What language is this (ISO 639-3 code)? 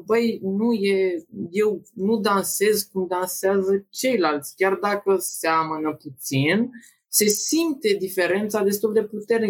ron